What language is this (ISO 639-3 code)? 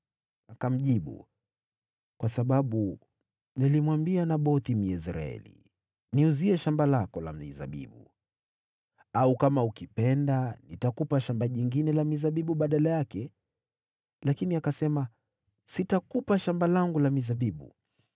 swa